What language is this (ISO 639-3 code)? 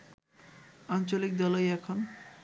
ben